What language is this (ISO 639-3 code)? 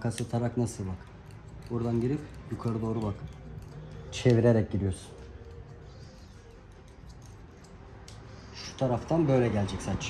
tur